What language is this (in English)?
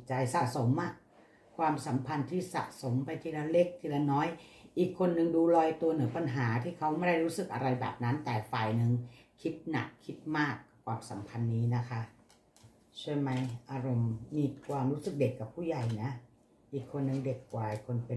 Thai